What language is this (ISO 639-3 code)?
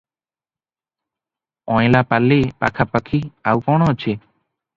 ori